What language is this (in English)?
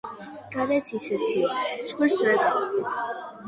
Georgian